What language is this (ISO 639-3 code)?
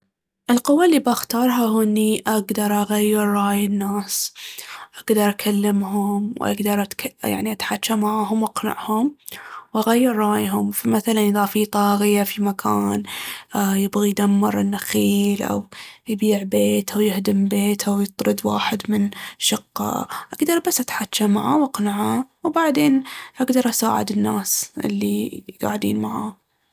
abv